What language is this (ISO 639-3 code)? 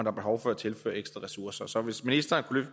dan